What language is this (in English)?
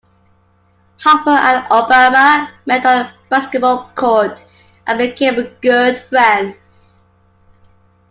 English